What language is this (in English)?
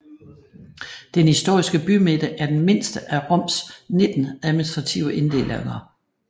Danish